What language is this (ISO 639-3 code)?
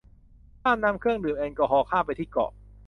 tha